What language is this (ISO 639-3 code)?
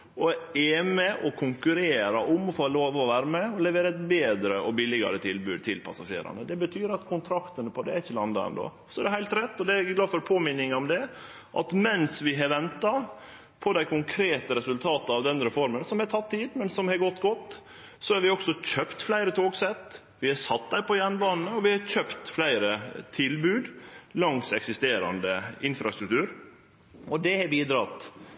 nno